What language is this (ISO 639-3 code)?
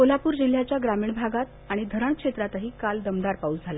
mar